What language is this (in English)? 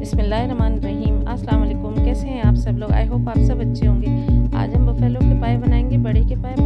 Urdu